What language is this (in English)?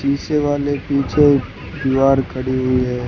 Hindi